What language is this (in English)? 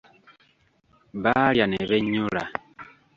Ganda